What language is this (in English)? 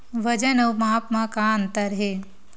Chhattisgarhi